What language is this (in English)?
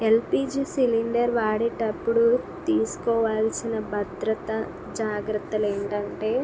Telugu